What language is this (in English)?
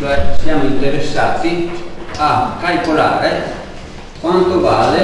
Italian